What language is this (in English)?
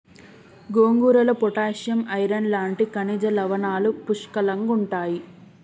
Telugu